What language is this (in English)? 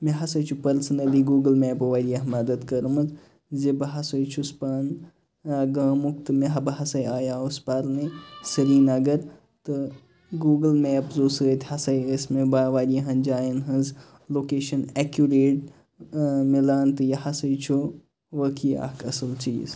Kashmiri